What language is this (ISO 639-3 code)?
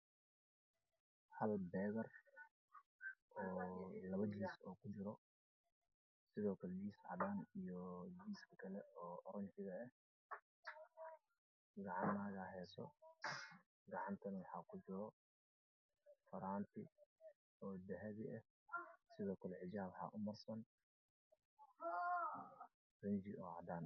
som